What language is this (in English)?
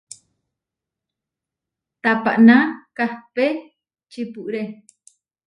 Huarijio